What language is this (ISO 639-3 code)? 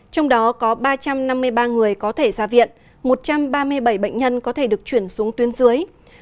vie